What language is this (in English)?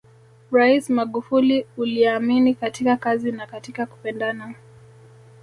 Swahili